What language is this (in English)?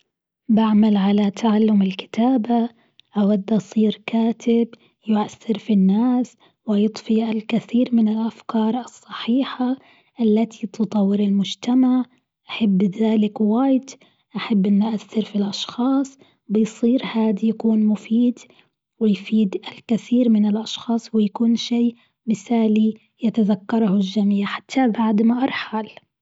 Gulf Arabic